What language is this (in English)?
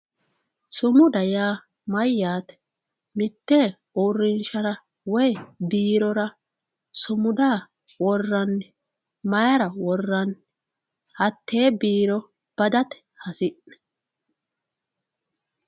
Sidamo